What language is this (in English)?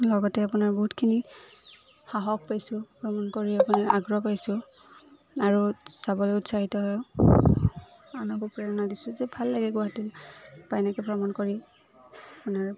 Assamese